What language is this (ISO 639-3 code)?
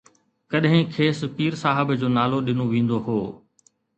snd